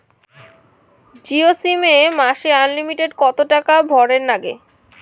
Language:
Bangla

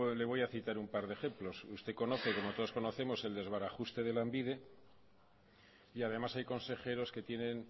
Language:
Spanish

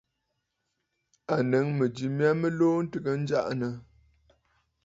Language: Bafut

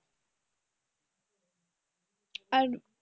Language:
Bangla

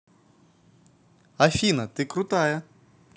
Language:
Russian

